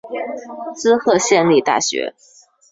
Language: Chinese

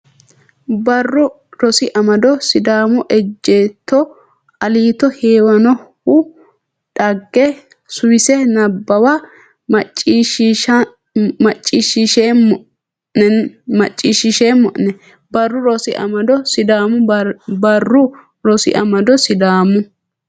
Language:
Sidamo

